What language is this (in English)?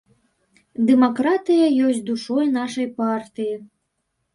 Belarusian